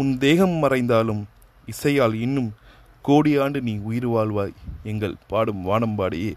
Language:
Tamil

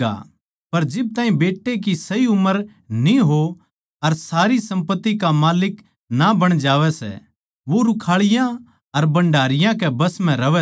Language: Haryanvi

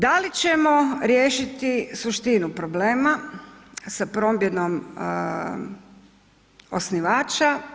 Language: Croatian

